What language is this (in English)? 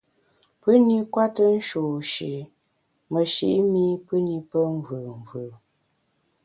Bamun